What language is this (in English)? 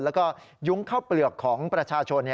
Thai